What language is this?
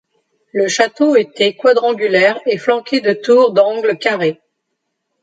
French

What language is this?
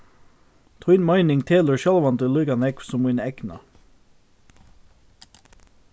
Faroese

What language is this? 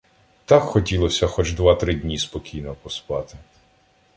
Ukrainian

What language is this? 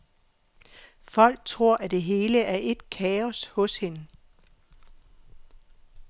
Danish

